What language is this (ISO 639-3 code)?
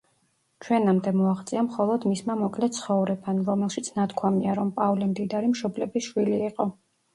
kat